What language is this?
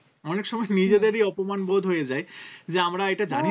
Bangla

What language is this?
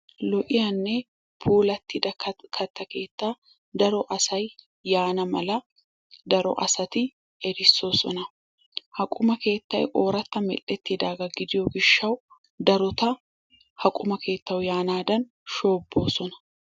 Wolaytta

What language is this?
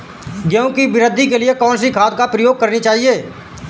Hindi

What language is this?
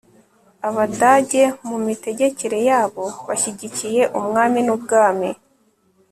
Kinyarwanda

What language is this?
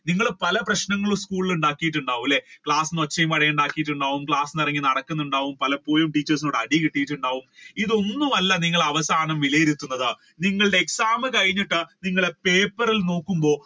Malayalam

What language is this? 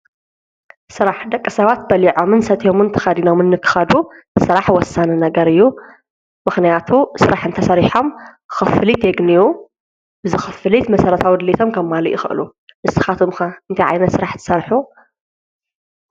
Tigrinya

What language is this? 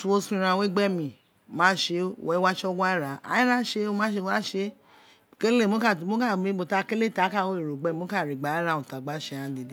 Isekiri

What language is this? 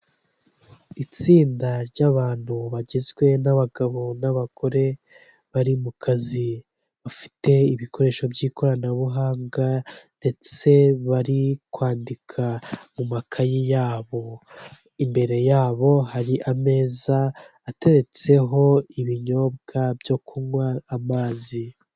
Kinyarwanda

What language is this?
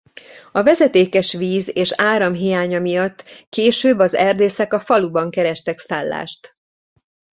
Hungarian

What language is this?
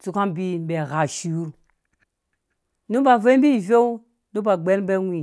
Dũya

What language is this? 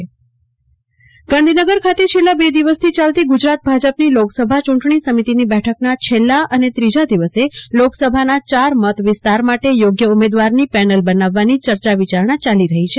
Gujarati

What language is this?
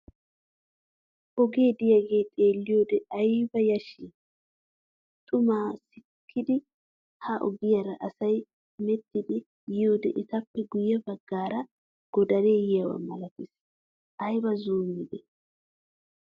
Wolaytta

